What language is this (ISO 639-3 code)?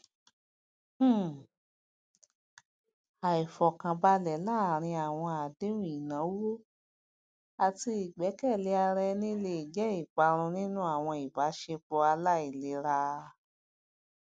yor